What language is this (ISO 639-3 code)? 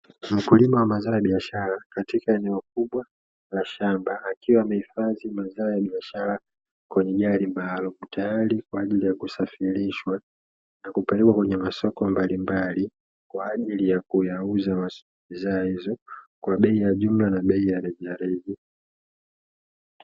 swa